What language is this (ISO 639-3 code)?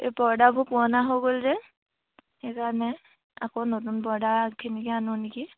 asm